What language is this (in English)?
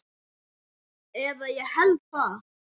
Icelandic